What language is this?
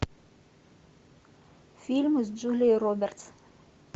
Russian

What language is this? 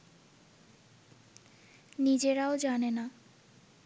Bangla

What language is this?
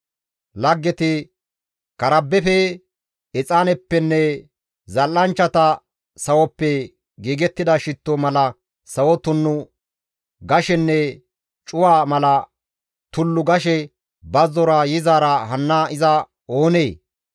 Gamo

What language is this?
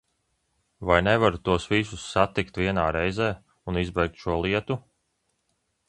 Latvian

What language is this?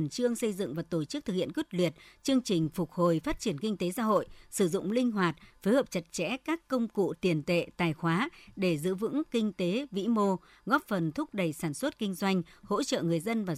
Vietnamese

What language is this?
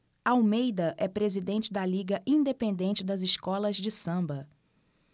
Portuguese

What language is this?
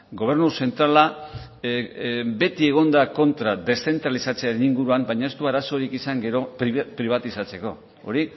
Basque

